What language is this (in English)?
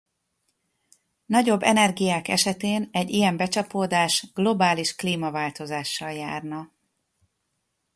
Hungarian